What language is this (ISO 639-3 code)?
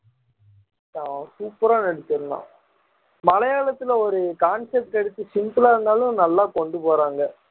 tam